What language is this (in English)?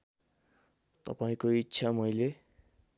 Nepali